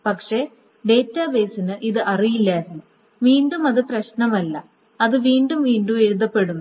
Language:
Malayalam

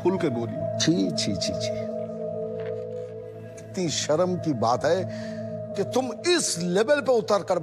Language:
Hindi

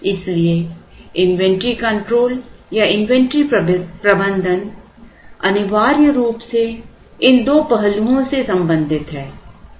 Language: Hindi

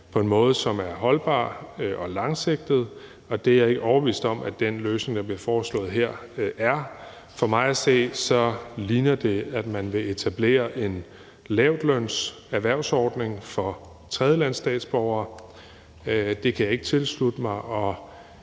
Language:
Danish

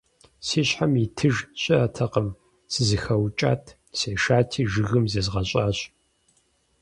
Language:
Kabardian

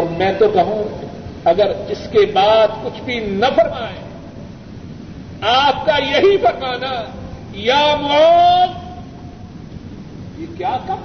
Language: Urdu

